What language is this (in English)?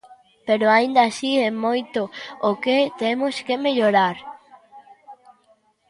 Galician